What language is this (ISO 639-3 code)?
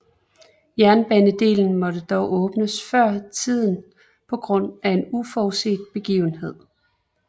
dan